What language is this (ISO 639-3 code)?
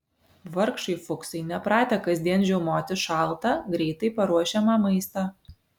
lit